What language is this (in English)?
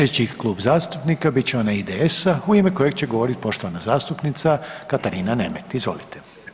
Croatian